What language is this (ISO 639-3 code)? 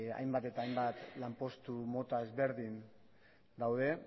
eus